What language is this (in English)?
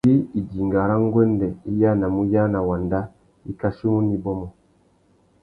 Tuki